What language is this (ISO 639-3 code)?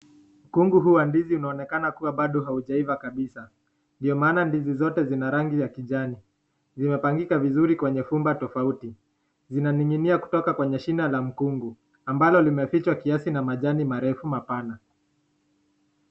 swa